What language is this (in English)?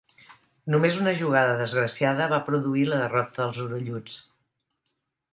Catalan